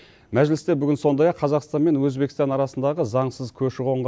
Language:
Kazakh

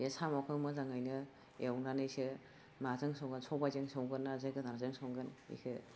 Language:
Bodo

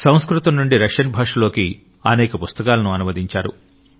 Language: Telugu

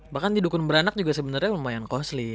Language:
Indonesian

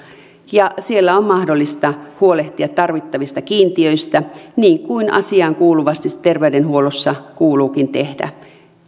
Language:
Finnish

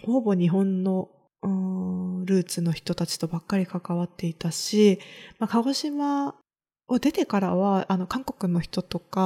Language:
Japanese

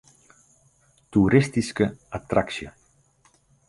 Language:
Western Frisian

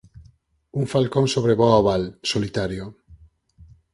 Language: Galician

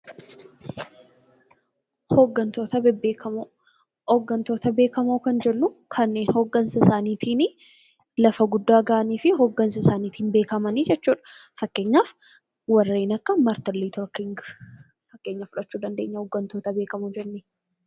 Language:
Oromo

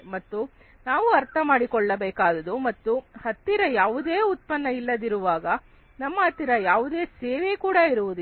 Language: Kannada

